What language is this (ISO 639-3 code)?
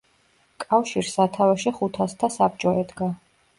kat